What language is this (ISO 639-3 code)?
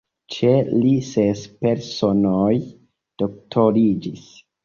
epo